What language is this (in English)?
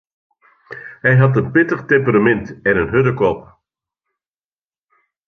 Western Frisian